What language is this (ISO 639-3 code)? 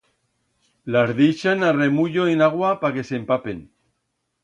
arg